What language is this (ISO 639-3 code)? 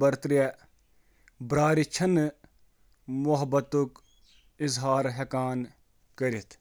kas